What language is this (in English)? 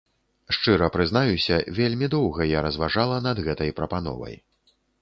Belarusian